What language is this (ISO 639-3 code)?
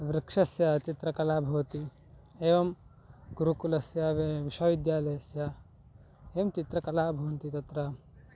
san